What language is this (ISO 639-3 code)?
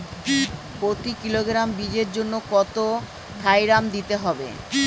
ben